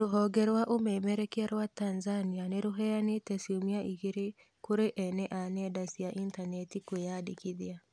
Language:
Kikuyu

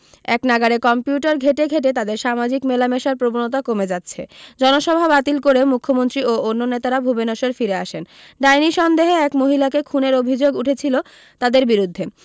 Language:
Bangla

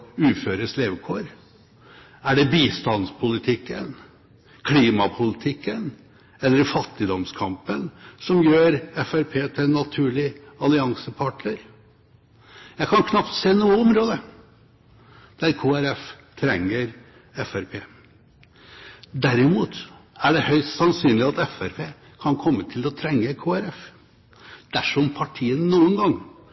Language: Norwegian Bokmål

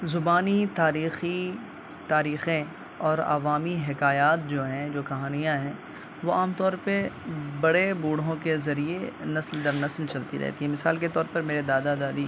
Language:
Urdu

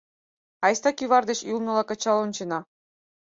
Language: Mari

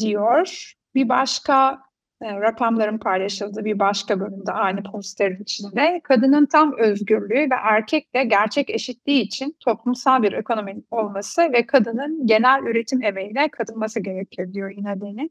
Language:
Turkish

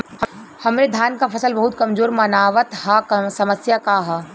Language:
Bhojpuri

